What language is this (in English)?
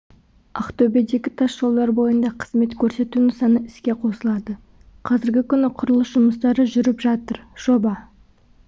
Kazakh